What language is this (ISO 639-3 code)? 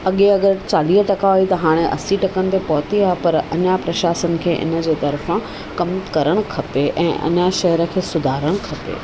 snd